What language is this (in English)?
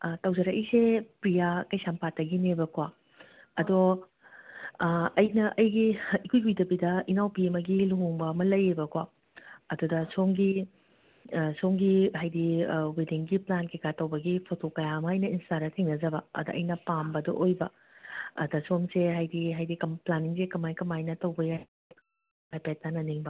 Manipuri